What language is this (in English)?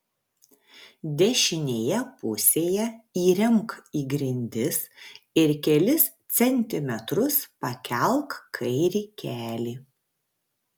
Lithuanian